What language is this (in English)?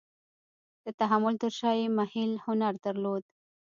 Pashto